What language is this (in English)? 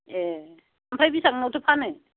Bodo